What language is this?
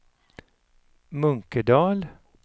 Swedish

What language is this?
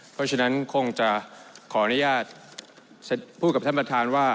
Thai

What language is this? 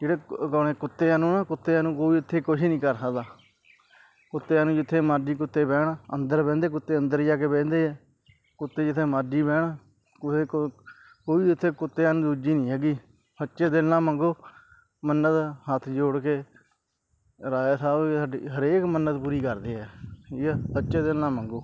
Punjabi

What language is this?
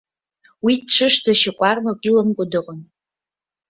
Abkhazian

